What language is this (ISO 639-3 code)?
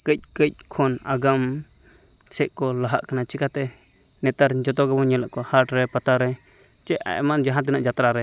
sat